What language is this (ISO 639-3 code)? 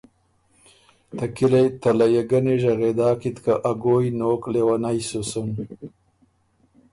oru